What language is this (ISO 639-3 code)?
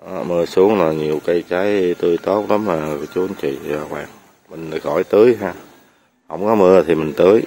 vie